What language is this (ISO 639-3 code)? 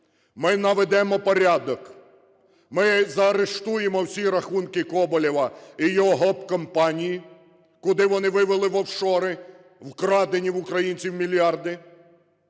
ukr